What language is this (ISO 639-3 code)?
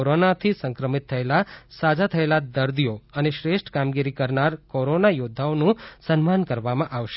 guj